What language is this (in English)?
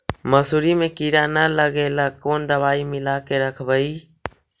Magahi